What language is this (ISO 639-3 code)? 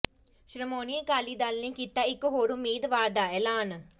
pan